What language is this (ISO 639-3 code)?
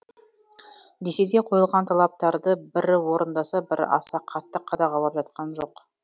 kaz